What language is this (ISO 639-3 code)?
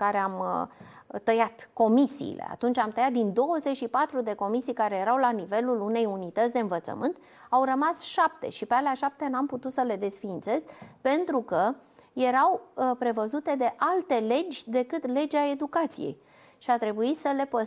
ron